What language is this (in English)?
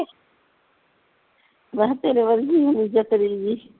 Punjabi